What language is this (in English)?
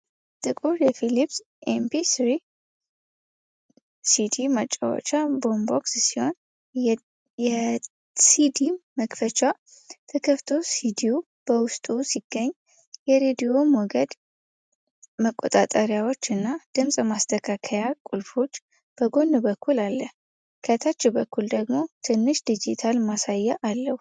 Amharic